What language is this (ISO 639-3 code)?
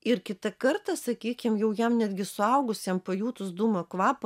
lit